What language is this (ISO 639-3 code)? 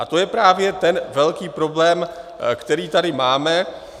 ces